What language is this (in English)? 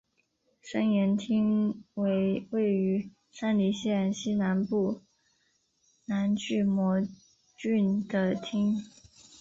Chinese